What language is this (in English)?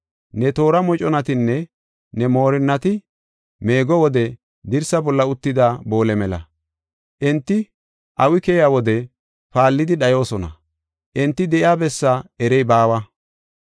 Gofa